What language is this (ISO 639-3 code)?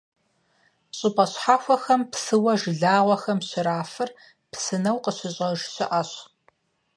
kbd